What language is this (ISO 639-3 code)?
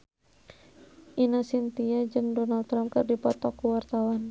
sun